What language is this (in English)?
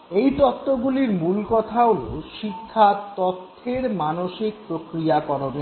Bangla